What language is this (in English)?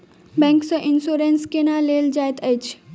Maithili